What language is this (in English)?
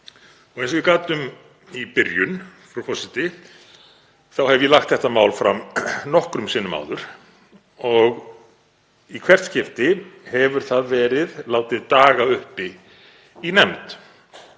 Icelandic